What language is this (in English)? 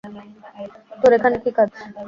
Bangla